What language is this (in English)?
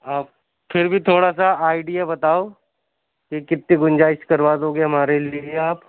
Urdu